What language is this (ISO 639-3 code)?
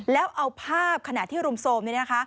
tha